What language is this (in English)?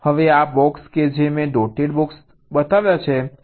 Gujarati